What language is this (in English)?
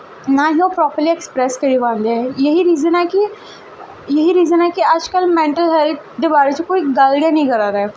Dogri